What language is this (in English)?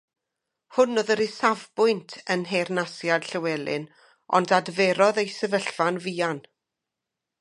Welsh